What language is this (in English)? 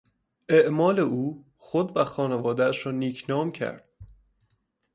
Persian